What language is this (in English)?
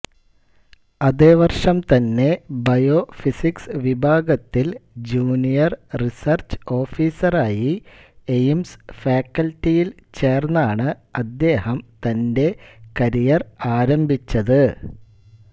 Malayalam